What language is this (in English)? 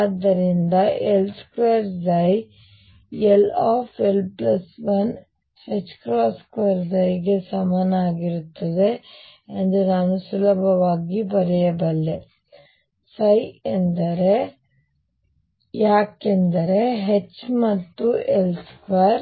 Kannada